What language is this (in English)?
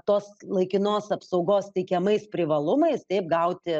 Lithuanian